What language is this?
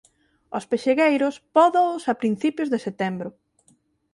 Galician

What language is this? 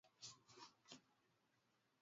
Swahili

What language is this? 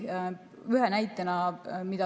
Estonian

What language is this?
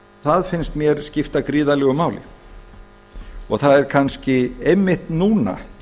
Icelandic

